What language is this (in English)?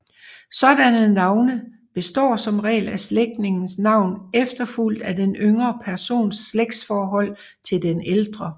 Danish